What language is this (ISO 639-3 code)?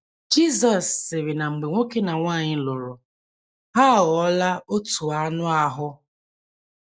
ibo